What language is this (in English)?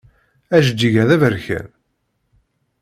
Kabyle